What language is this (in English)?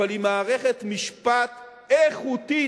Hebrew